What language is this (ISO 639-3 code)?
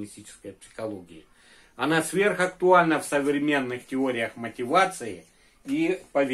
rus